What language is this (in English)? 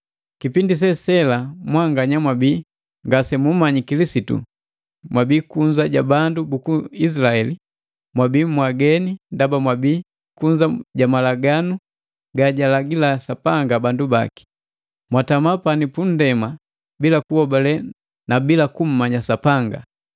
Matengo